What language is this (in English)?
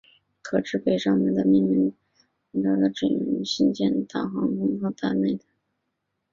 Chinese